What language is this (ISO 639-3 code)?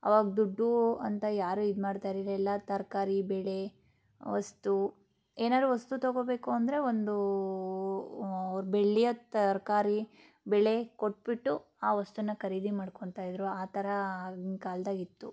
kan